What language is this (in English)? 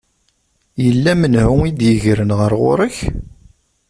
Kabyle